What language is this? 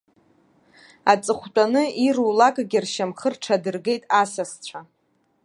Abkhazian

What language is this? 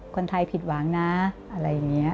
Thai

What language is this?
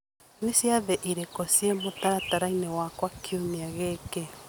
Kikuyu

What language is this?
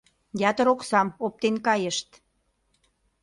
Mari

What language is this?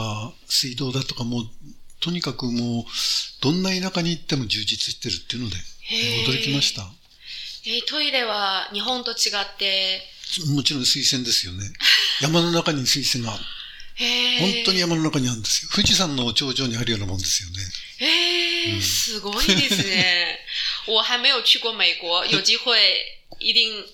Japanese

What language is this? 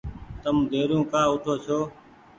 Goaria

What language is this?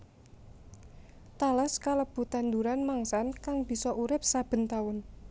Javanese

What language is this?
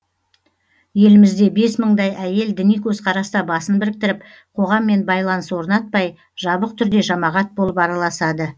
Kazakh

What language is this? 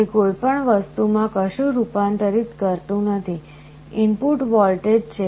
Gujarati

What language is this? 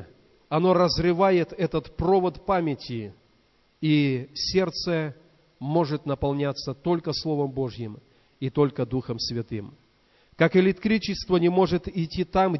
Russian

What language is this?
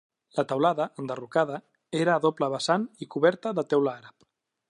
Catalan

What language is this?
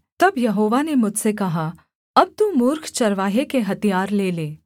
Hindi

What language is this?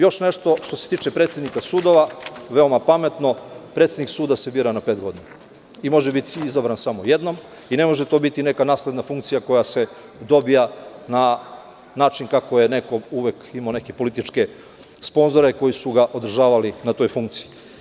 Serbian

